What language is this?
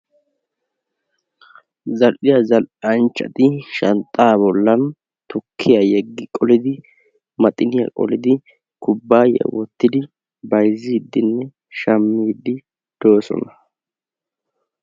Wolaytta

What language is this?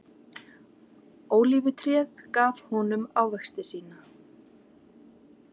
Icelandic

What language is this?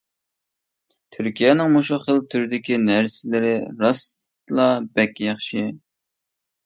Uyghur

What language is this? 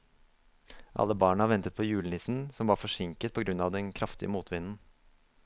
Norwegian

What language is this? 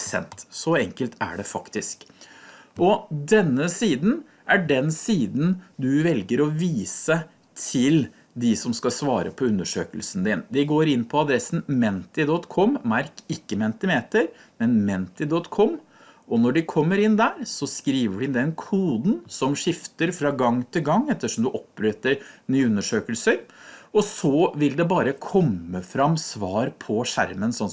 Norwegian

